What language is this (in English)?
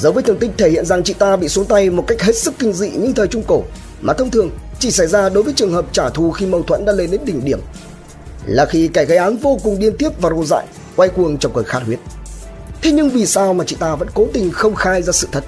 Vietnamese